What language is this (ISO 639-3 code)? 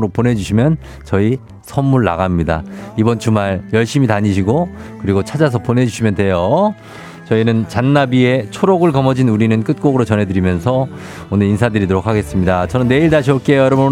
kor